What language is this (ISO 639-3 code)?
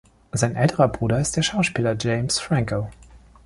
deu